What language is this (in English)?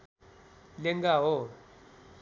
Nepali